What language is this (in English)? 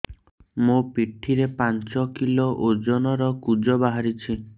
Odia